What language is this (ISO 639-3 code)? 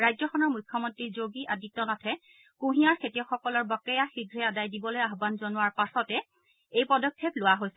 asm